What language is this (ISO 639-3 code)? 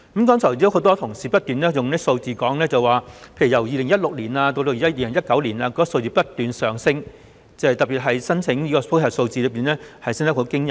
yue